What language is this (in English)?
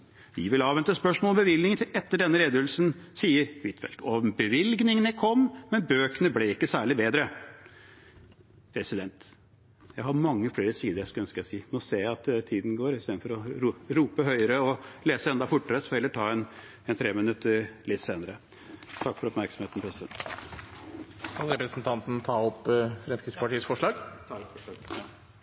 Norwegian